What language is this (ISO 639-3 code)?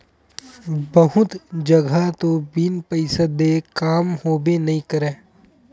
hne